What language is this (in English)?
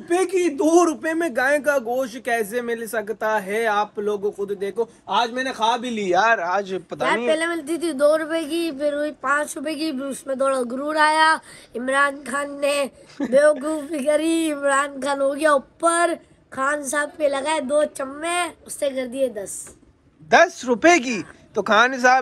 Hindi